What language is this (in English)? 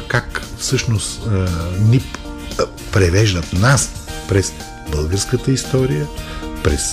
Bulgarian